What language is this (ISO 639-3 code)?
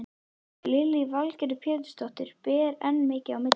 isl